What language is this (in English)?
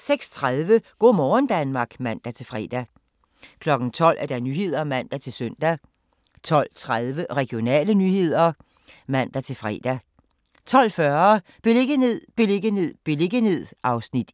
Danish